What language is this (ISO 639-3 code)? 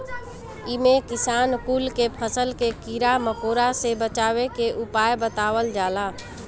bho